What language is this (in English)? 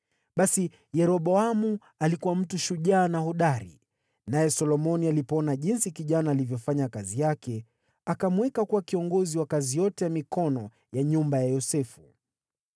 Swahili